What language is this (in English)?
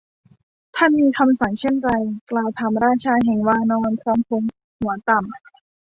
Thai